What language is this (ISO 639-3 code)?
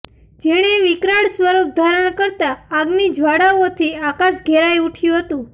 guj